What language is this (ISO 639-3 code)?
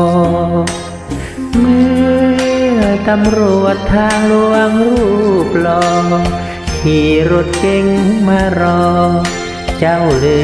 tha